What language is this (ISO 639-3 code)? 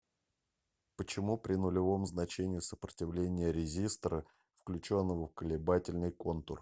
rus